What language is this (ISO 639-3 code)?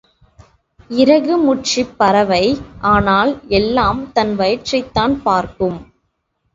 tam